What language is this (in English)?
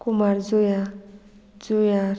Konkani